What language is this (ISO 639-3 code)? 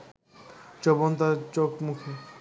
ben